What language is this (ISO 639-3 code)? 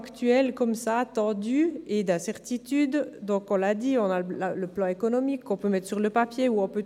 gsw